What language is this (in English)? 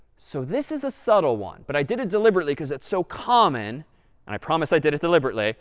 English